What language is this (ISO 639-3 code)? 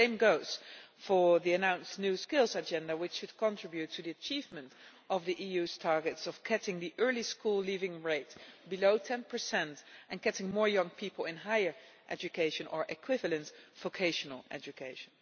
eng